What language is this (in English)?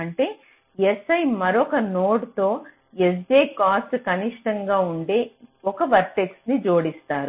Telugu